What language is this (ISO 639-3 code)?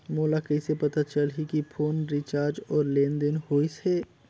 hne